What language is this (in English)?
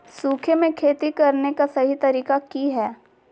Magahi